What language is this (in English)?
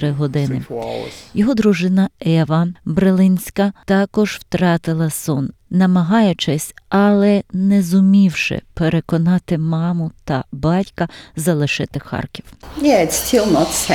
Ukrainian